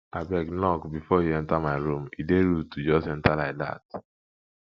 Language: Nigerian Pidgin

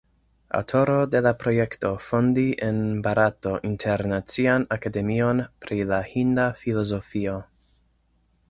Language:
Esperanto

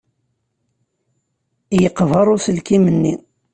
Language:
Kabyle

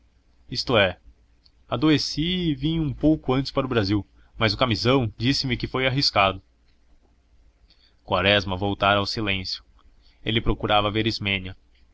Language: Portuguese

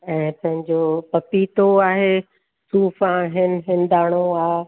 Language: Sindhi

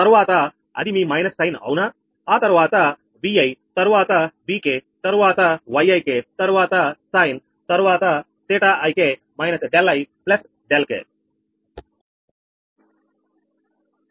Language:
Telugu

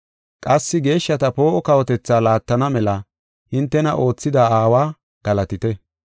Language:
Gofa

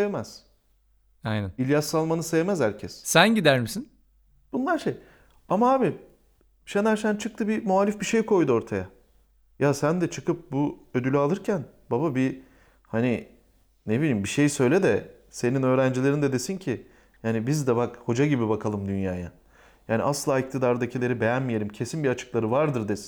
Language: Turkish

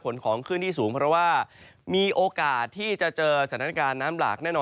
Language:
Thai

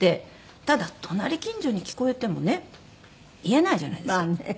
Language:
Japanese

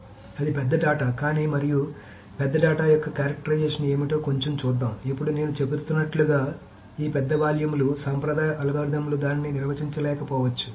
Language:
Telugu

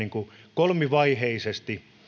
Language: Finnish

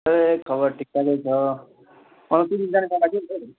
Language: Nepali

